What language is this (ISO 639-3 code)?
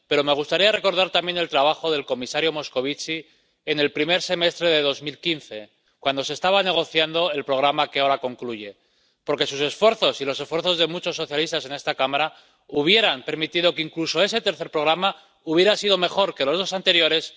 spa